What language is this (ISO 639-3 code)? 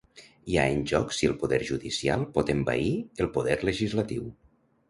cat